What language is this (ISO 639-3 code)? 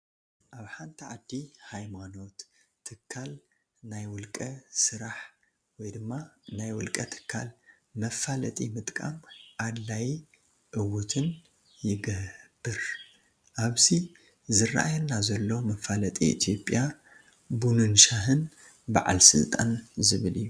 tir